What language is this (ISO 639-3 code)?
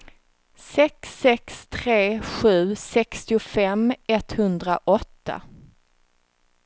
swe